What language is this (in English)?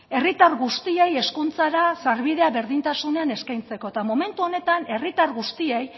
Basque